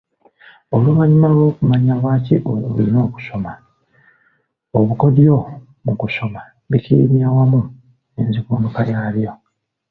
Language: Ganda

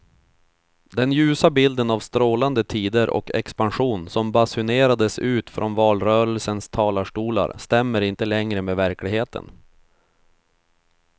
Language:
Swedish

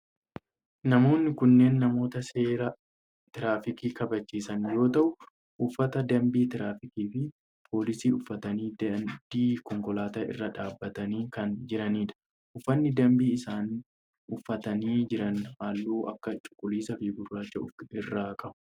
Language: Oromo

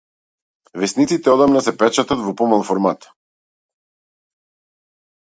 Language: Macedonian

